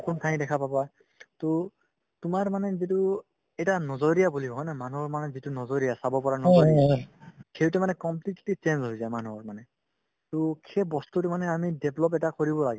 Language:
Assamese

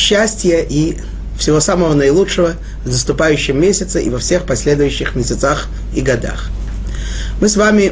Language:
Russian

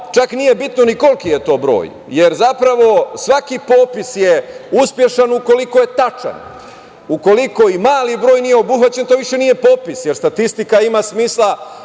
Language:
Serbian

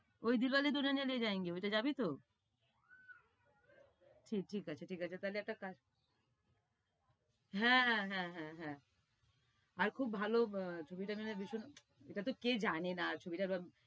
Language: Bangla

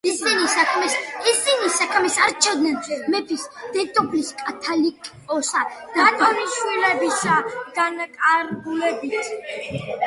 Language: Georgian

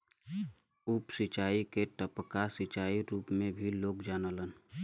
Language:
Bhojpuri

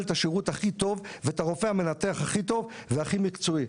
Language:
Hebrew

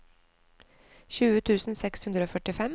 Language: Norwegian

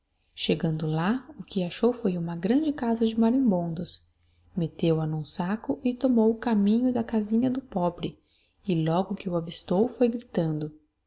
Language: Portuguese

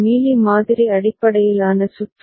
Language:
Tamil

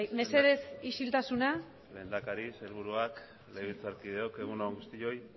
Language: Basque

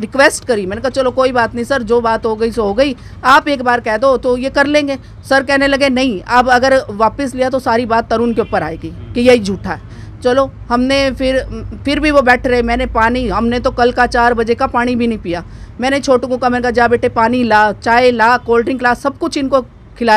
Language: Hindi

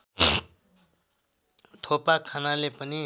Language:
Nepali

